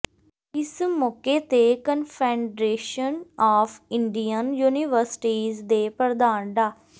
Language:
Punjabi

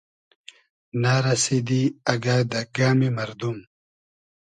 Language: Hazaragi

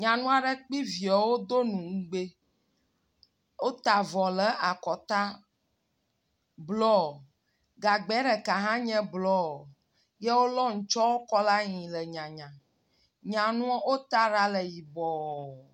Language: Ewe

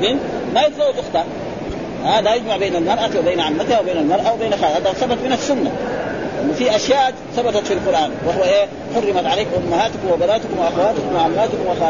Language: Arabic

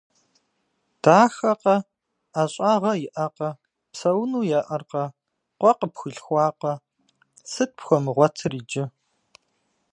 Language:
Kabardian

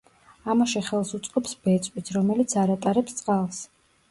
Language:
Georgian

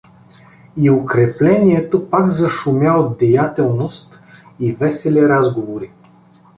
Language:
Bulgarian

